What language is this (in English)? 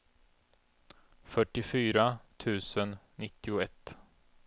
Swedish